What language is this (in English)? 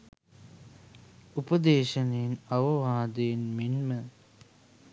Sinhala